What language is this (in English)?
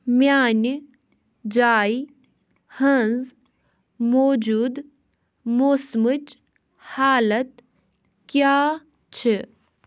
Kashmiri